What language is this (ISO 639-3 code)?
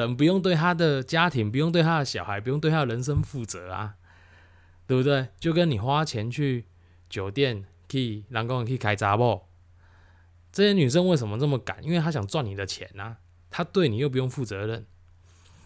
zho